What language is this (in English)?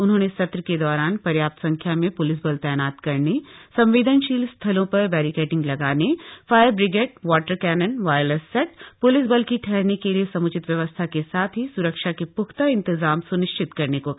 Hindi